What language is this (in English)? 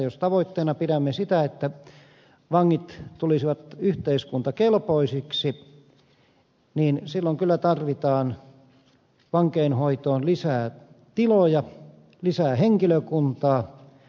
Finnish